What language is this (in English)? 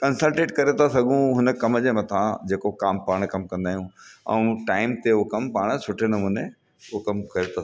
Sindhi